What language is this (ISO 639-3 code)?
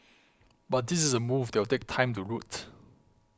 eng